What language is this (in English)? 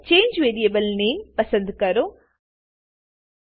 Gujarati